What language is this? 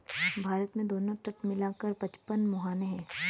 Hindi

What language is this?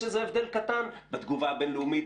Hebrew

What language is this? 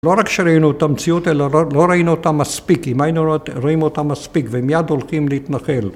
Hebrew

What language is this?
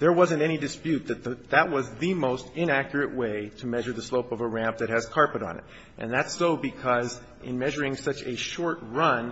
English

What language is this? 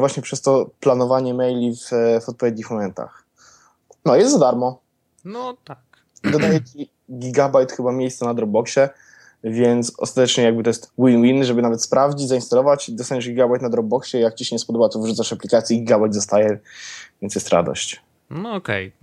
Polish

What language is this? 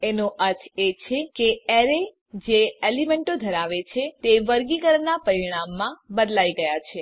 Gujarati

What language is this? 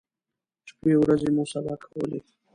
Pashto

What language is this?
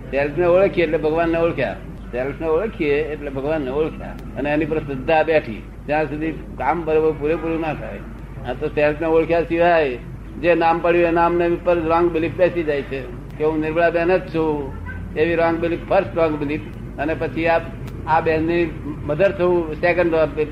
Gujarati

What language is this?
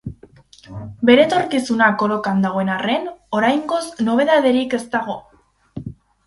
Basque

